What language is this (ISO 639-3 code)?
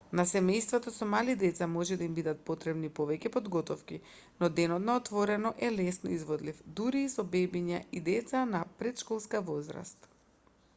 mkd